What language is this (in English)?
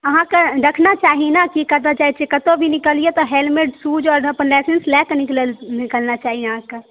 Maithili